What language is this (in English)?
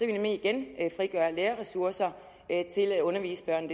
Danish